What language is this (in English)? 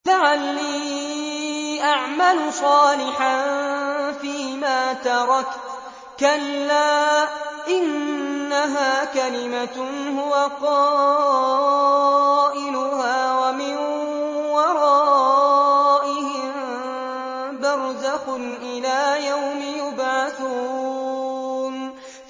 Arabic